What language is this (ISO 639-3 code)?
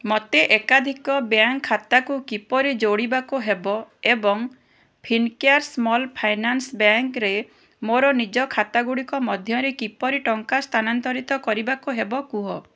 ori